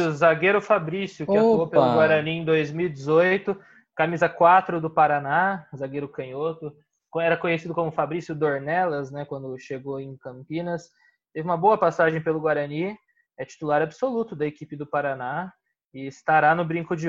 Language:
Portuguese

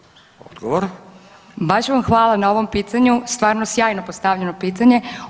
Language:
Croatian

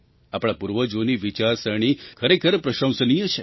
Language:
Gujarati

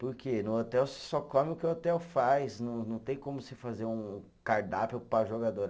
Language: Portuguese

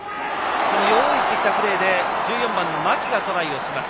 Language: Japanese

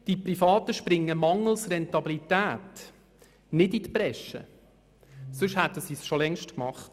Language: Swiss German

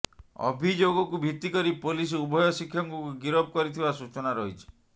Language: Odia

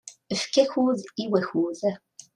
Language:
Kabyle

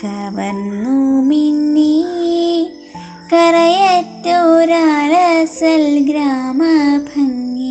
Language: Malayalam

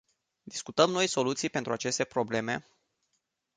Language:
Romanian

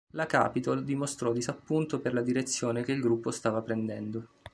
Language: Italian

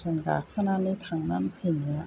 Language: Bodo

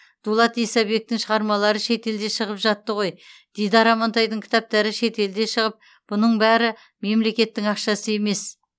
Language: Kazakh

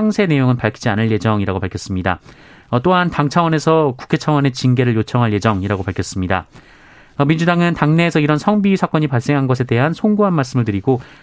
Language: Korean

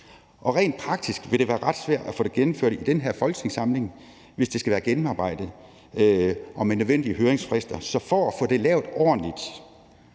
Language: Danish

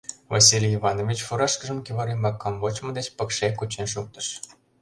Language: Mari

